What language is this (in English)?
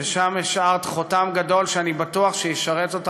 Hebrew